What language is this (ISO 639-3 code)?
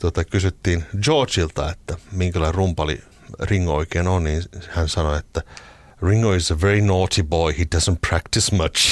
fin